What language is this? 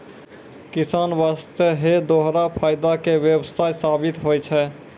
Maithili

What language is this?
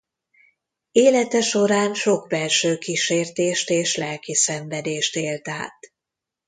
Hungarian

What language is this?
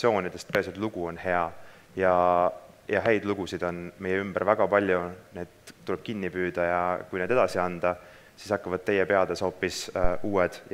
Finnish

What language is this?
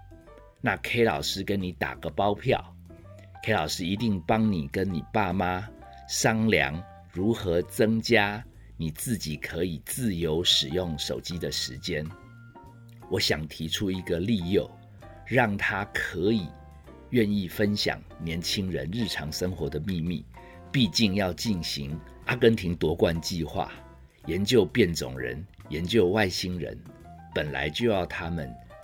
Chinese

